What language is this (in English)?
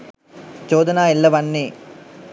Sinhala